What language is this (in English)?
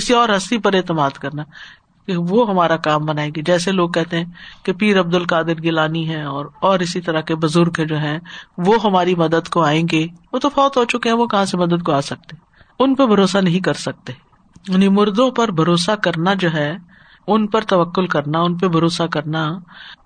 Urdu